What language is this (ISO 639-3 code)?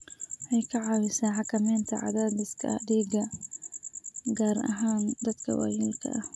som